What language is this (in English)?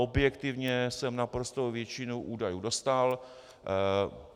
Czech